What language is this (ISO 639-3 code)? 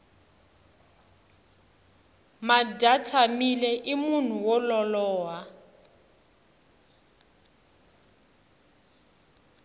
tso